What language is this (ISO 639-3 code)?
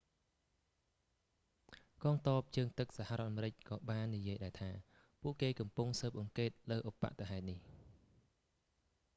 khm